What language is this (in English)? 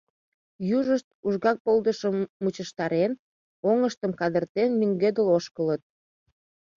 Mari